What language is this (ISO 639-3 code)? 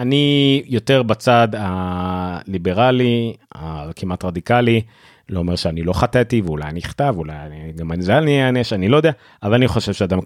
heb